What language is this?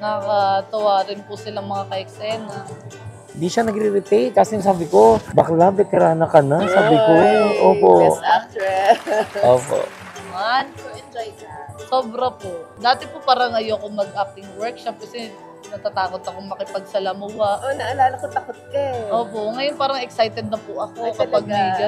Filipino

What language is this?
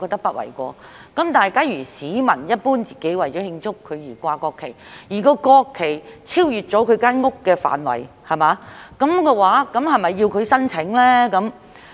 Cantonese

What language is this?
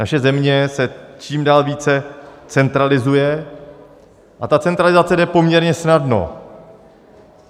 Czech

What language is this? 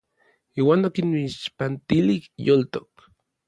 Orizaba Nahuatl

